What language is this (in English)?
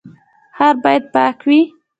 Pashto